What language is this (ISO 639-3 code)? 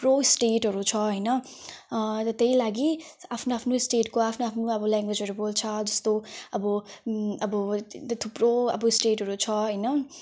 nep